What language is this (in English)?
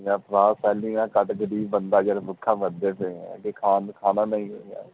Punjabi